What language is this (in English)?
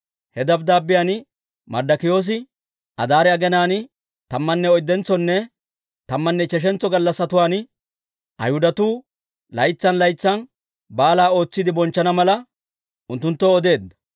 Dawro